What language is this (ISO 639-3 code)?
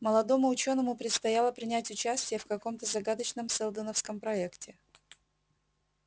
rus